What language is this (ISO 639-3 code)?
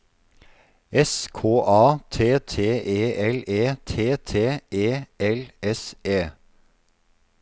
nor